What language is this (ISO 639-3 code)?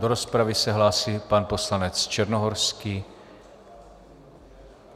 ces